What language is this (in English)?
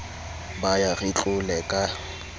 Southern Sotho